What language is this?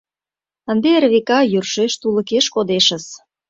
Mari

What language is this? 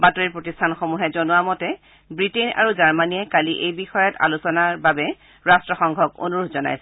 Assamese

